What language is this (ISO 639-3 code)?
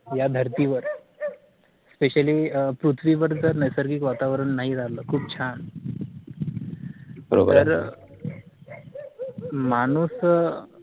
mar